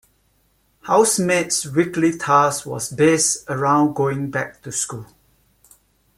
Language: English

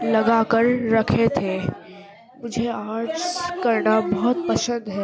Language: Urdu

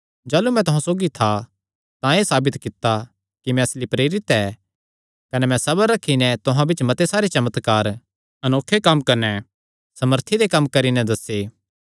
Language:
Kangri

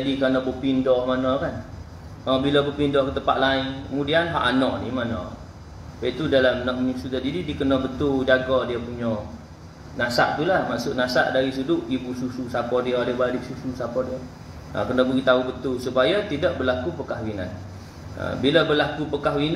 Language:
Malay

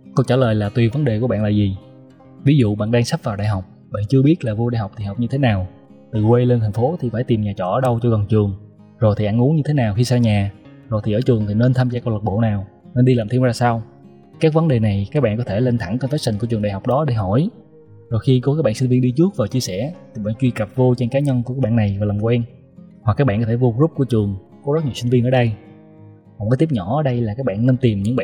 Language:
Vietnamese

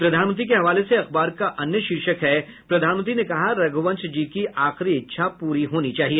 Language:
Hindi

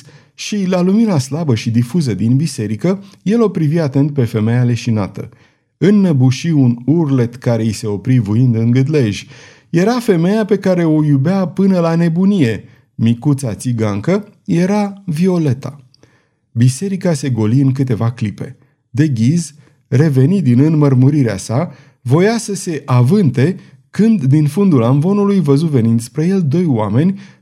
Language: Romanian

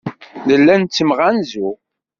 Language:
Kabyle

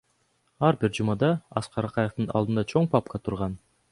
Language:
Kyrgyz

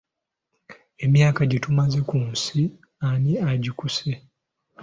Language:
Ganda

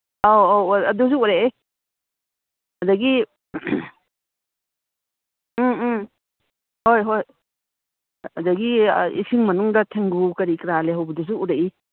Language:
Manipuri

